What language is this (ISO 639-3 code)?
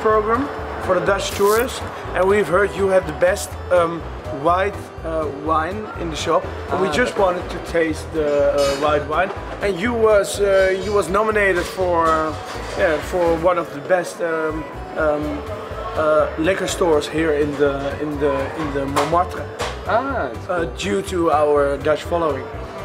nld